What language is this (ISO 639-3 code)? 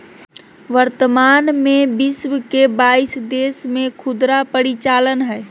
mag